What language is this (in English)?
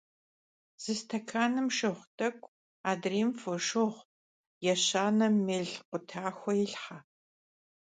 Kabardian